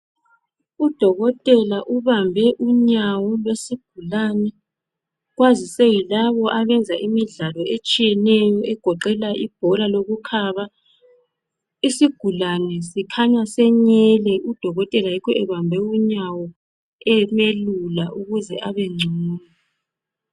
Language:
North Ndebele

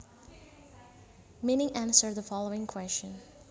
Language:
Javanese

